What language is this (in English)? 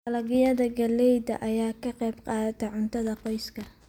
Somali